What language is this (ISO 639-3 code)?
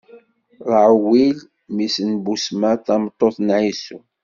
kab